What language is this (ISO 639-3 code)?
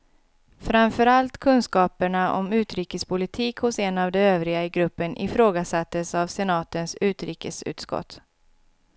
swe